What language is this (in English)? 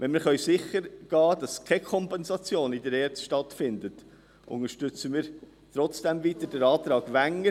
Swiss German